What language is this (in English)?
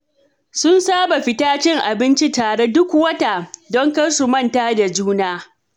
Hausa